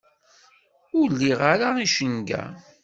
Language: Kabyle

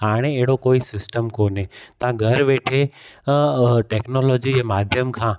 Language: Sindhi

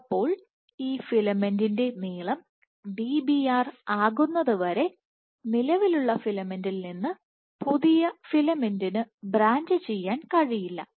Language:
Malayalam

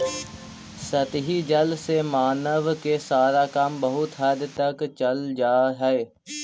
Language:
Magahi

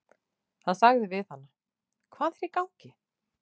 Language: Icelandic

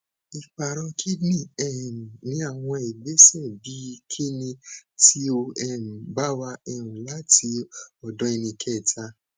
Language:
Yoruba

